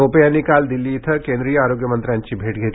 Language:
Marathi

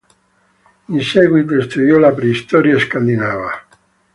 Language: Italian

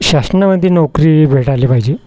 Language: Marathi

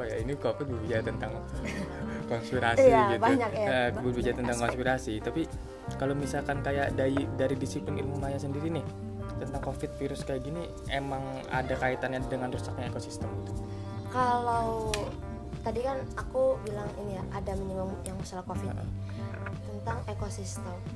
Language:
Indonesian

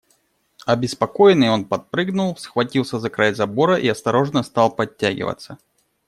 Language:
Russian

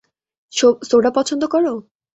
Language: Bangla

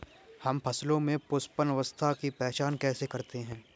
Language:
Hindi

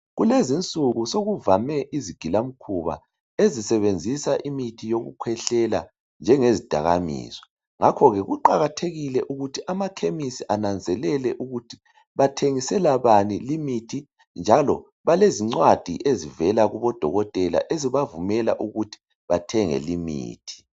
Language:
North Ndebele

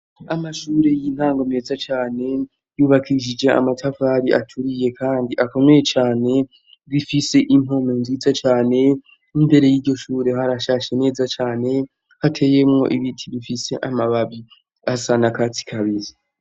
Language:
Rundi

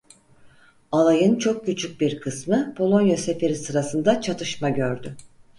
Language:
Turkish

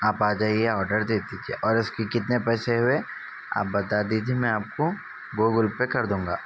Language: Urdu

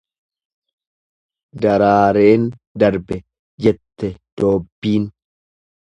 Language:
Oromo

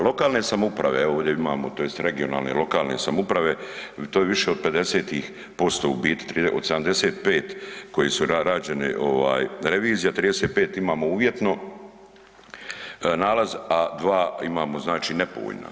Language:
Croatian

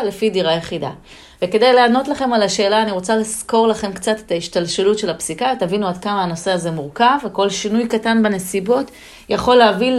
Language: Hebrew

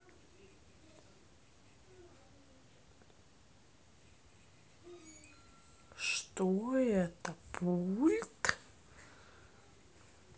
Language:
Russian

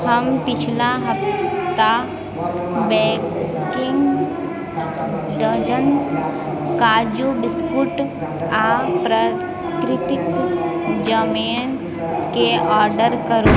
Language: Maithili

